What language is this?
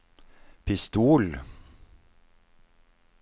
Norwegian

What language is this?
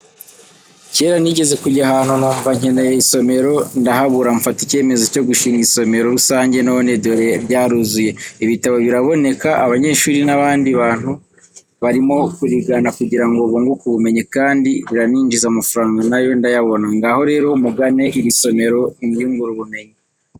Kinyarwanda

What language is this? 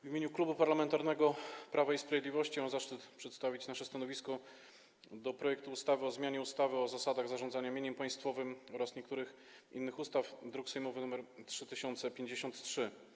Polish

